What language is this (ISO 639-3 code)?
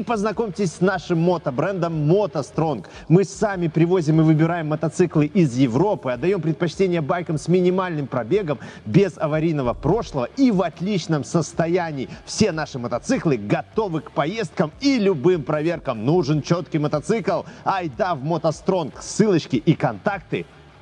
rus